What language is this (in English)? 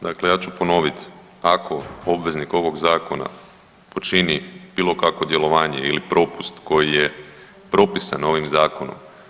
Croatian